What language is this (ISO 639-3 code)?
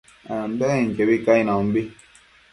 mcf